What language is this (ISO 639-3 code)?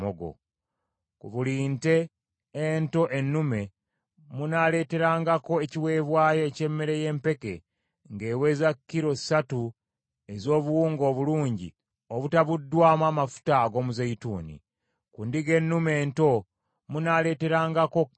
lug